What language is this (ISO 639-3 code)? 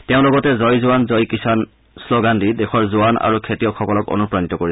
asm